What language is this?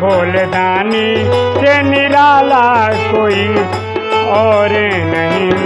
Hindi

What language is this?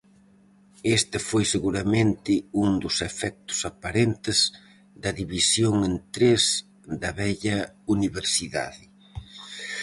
Galician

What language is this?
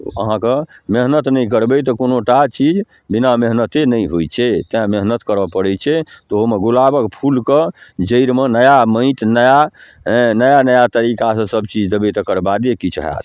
Maithili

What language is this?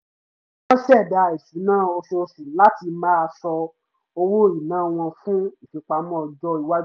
Yoruba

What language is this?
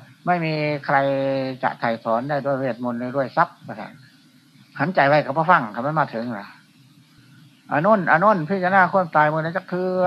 Thai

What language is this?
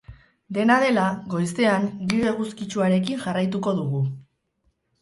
Basque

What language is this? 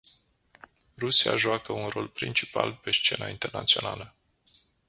Romanian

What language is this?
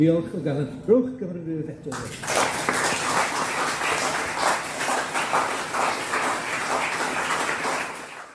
Welsh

